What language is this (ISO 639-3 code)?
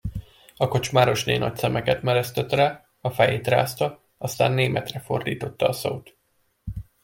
hun